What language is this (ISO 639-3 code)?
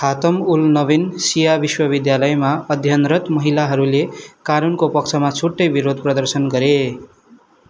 nep